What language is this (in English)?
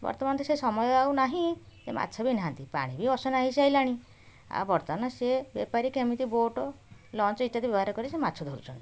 Odia